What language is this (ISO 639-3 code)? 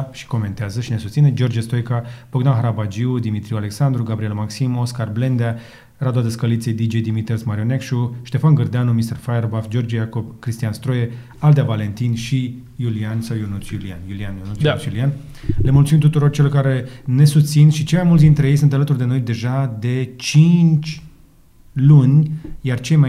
ron